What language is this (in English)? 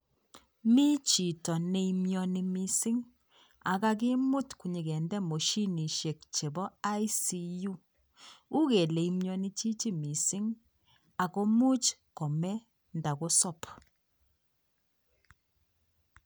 Kalenjin